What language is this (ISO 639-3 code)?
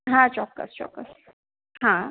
guj